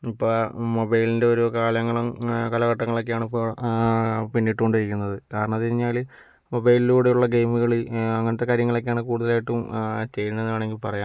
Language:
Malayalam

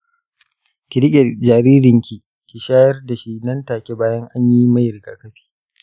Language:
Hausa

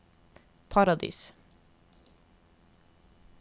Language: Norwegian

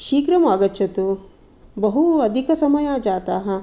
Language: Sanskrit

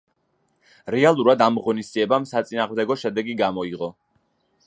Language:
Georgian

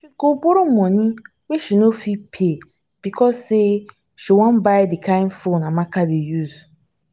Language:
Nigerian Pidgin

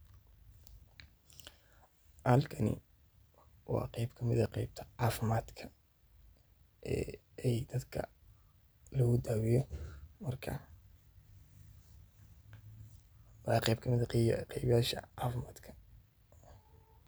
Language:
Somali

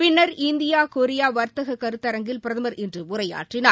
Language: Tamil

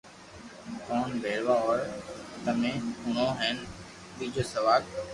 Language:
Loarki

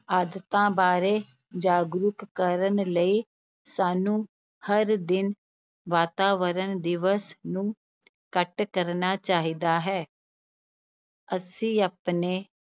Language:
Punjabi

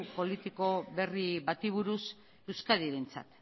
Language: Basque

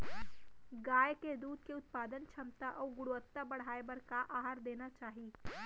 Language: Chhattisgarhi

